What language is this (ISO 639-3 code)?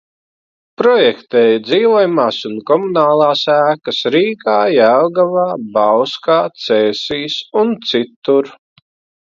lav